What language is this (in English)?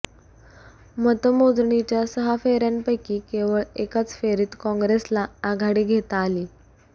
Marathi